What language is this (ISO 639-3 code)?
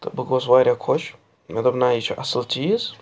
kas